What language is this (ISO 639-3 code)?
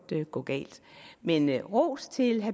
dan